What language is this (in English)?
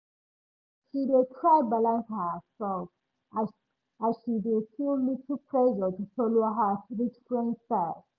Nigerian Pidgin